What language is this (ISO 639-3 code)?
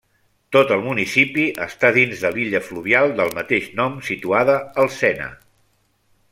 cat